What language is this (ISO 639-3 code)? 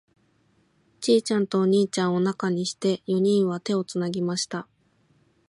jpn